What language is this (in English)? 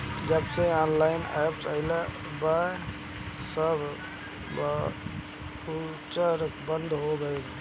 Bhojpuri